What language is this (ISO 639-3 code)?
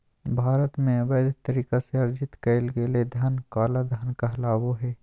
mag